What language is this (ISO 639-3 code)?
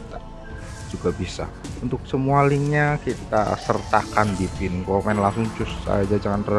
ind